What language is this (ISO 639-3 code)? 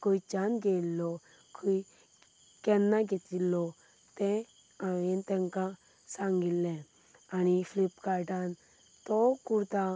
kok